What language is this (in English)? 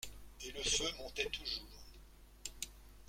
French